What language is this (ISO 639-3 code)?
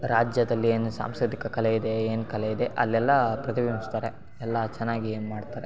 kan